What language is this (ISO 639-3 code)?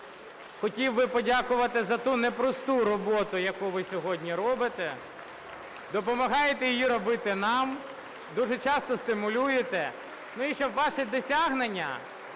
ukr